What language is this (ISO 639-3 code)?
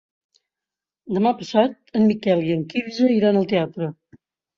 cat